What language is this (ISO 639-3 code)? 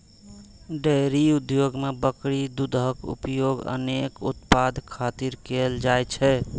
mai